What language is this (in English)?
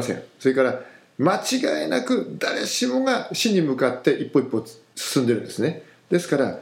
Japanese